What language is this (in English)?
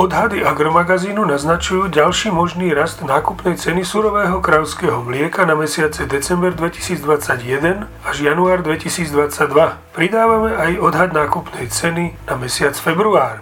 Slovak